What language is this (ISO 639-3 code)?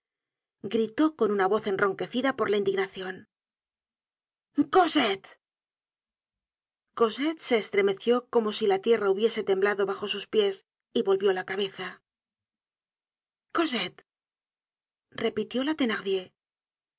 spa